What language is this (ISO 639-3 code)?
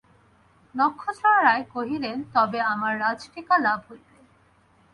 ben